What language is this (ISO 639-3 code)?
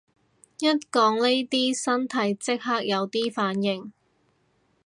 yue